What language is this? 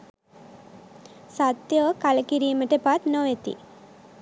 Sinhala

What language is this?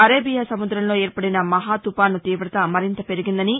Telugu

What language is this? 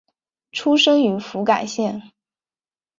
Chinese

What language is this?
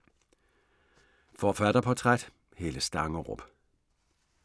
Danish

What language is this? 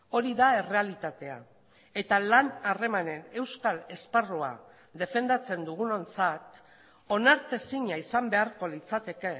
Basque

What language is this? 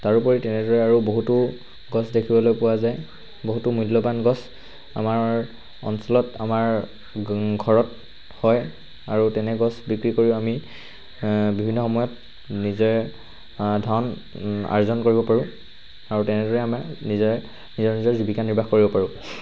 Assamese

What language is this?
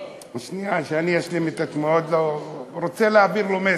Hebrew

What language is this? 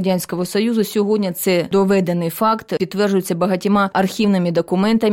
Ukrainian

